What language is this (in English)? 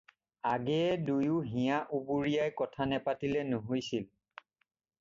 Assamese